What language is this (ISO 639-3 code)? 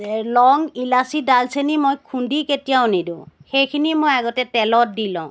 asm